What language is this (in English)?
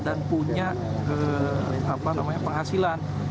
Indonesian